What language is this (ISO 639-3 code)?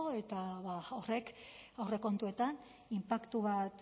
eus